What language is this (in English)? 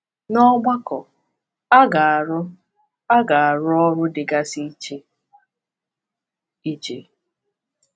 Igbo